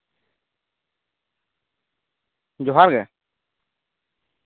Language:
Santali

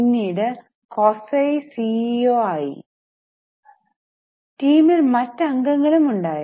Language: Malayalam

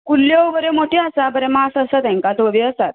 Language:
Konkani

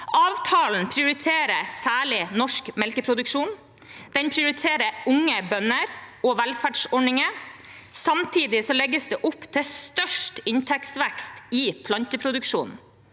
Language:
Norwegian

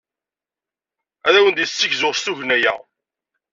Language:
Kabyle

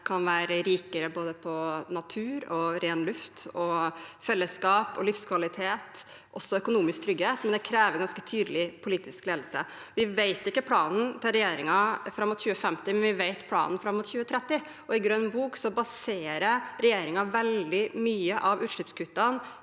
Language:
Norwegian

